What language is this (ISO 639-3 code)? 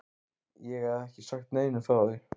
isl